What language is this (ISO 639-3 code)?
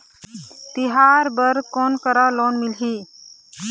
hne